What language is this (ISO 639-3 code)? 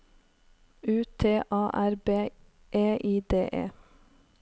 nor